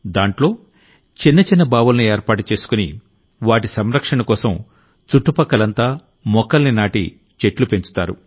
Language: Telugu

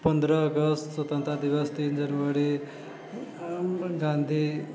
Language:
Maithili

